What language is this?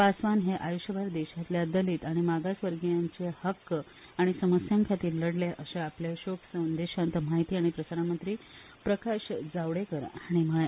Konkani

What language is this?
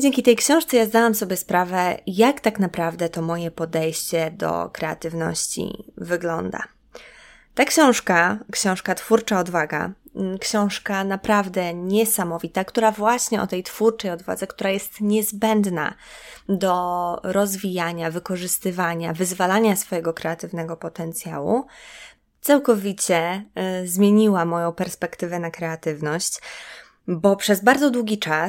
Polish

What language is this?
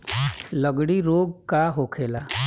Bhojpuri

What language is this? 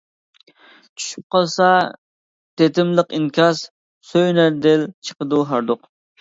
Uyghur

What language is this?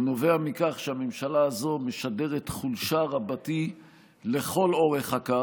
Hebrew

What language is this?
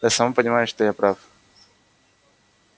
Russian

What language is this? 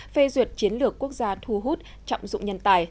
Vietnamese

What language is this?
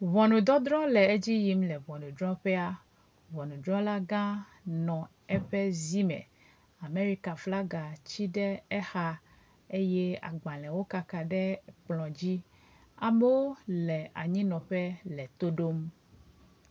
Ewe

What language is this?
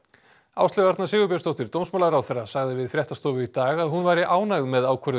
Icelandic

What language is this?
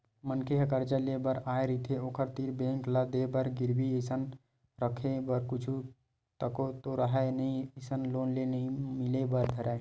Chhattisgarhi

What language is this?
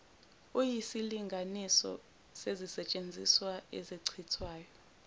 Zulu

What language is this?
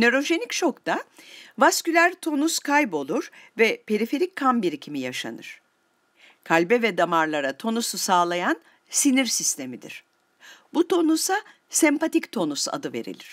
Turkish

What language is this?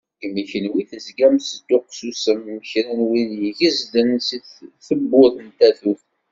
Kabyle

